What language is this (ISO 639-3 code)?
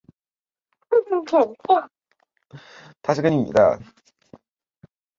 zho